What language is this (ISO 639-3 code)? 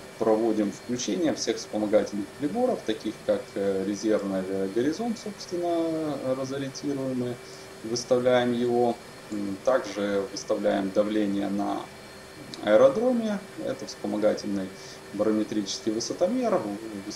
rus